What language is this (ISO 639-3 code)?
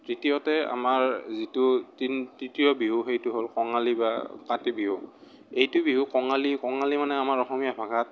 asm